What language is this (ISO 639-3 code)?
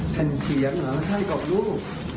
tha